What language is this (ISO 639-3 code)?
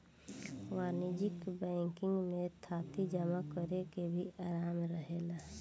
bho